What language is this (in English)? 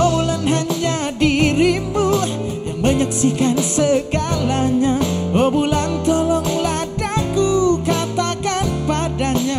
Indonesian